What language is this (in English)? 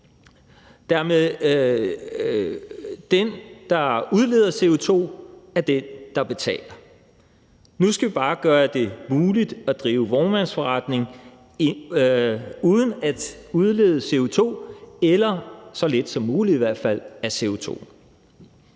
Danish